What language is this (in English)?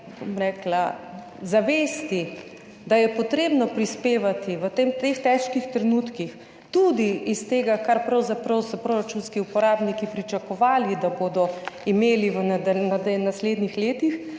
Slovenian